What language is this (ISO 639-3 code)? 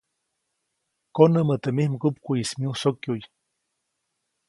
zoc